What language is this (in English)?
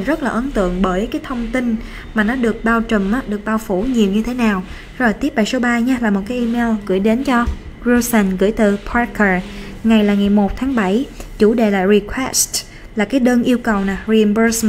Vietnamese